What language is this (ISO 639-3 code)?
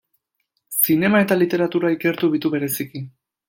eus